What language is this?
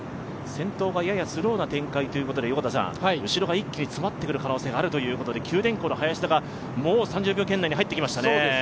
Japanese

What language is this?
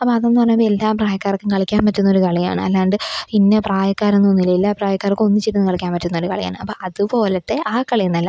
Malayalam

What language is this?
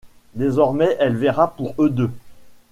French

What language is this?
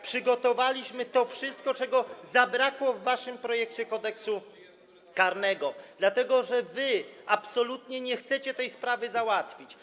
Polish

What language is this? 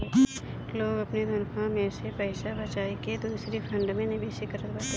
Bhojpuri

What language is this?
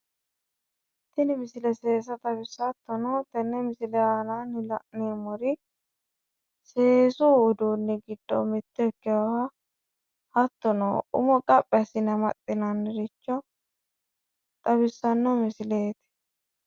Sidamo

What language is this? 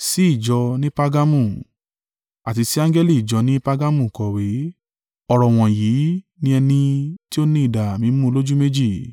Yoruba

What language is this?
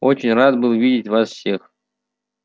Russian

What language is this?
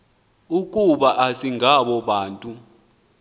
Xhosa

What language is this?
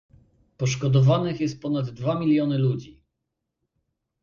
Polish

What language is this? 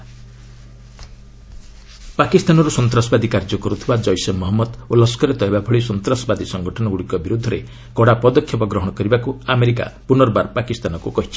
Odia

